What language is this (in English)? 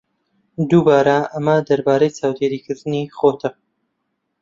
Central Kurdish